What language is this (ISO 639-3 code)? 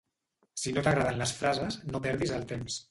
cat